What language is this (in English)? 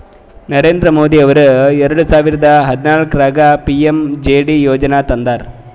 Kannada